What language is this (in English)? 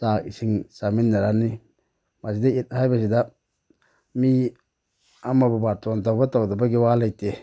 Manipuri